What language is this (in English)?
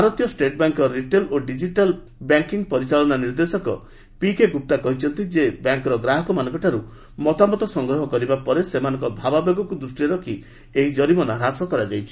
Odia